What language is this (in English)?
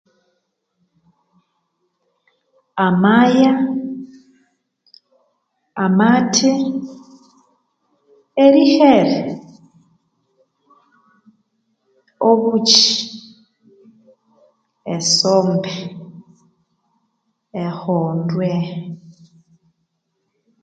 Konzo